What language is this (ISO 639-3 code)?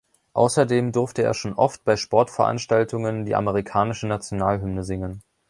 deu